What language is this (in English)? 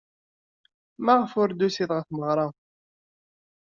Kabyle